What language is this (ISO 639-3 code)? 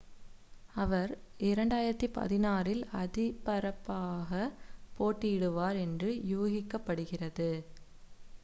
tam